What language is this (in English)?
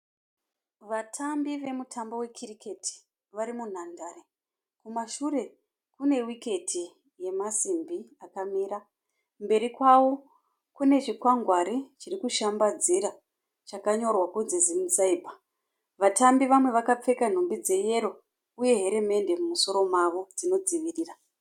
Shona